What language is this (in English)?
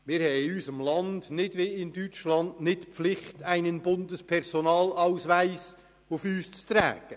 Swiss German